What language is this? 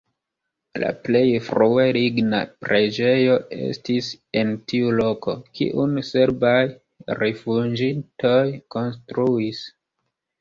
Esperanto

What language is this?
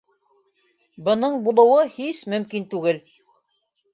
Bashkir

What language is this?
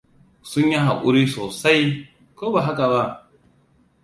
Hausa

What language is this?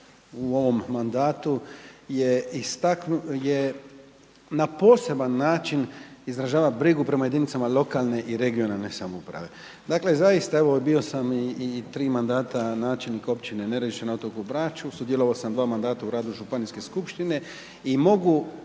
Croatian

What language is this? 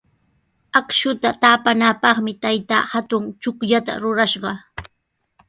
Sihuas Ancash Quechua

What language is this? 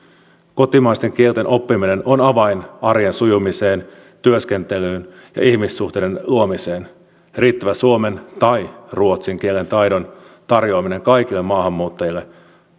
Finnish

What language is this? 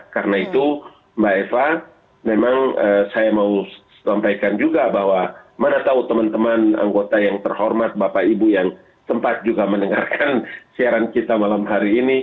Indonesian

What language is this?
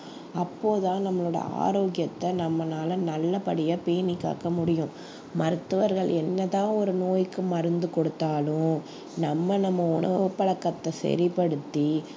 Tamil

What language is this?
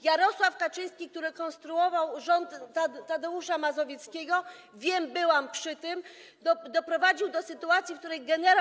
Polish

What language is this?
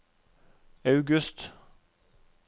Norwegian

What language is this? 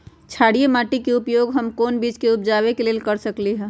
Magahi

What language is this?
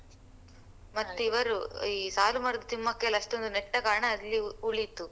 Kannada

